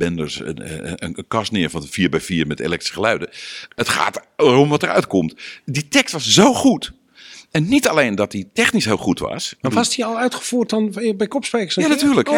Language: Dutch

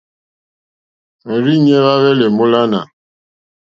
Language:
Mokpwe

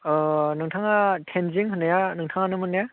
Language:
Bodo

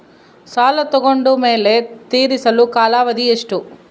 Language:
Kannada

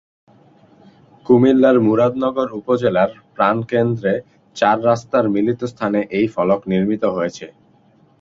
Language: Bangla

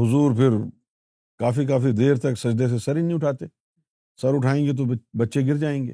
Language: Urdu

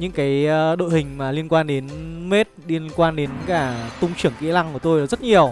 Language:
Vietnamese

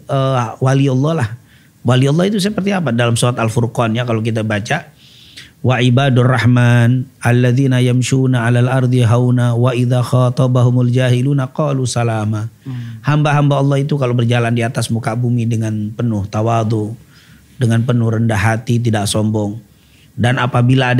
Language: Indonesian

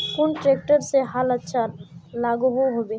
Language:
Magahi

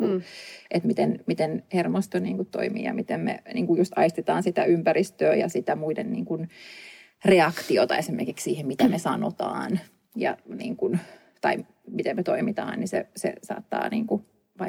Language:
Finnish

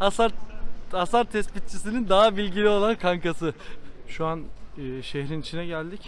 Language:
Turkish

